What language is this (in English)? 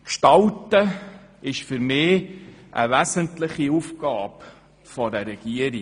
Swiss German